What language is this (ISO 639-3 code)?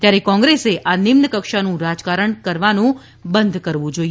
guj